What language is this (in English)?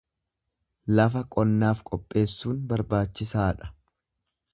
Oromo